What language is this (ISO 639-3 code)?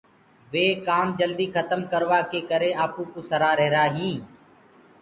ggg